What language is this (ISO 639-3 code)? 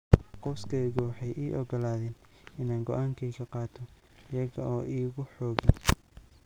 som